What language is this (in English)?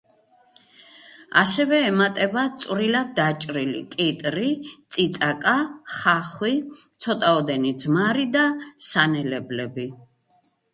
Georgian